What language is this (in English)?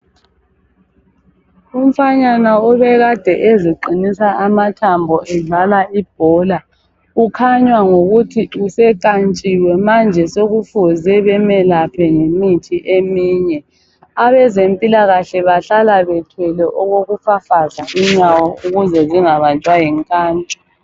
North Ndebele